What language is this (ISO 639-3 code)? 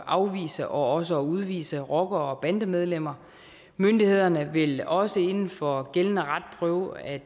dan